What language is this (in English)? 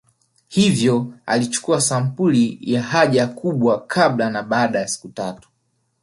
Swahili